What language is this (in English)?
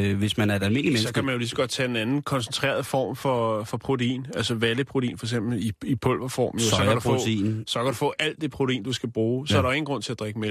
Danish